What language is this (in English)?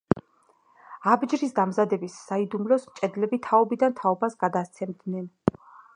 Georgian